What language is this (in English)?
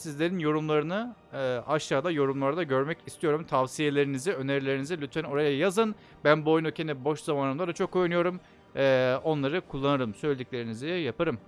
Turkish